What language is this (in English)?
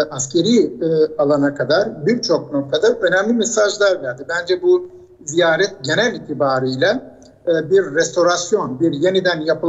Turkish